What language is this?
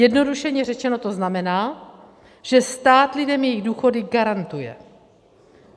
Czech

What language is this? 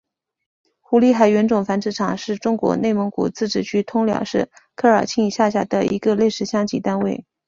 Chinese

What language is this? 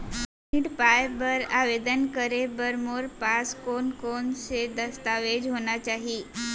Chhattisgarhi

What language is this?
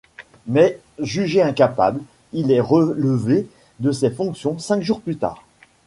French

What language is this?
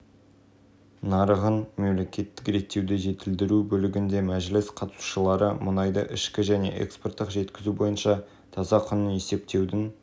Kazakh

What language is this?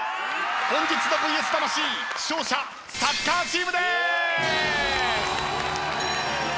Japanese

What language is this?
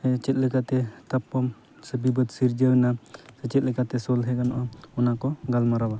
Santali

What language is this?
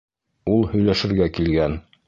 Bashkir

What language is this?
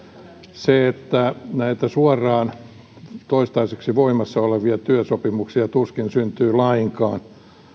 Finnish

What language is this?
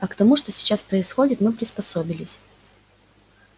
Russian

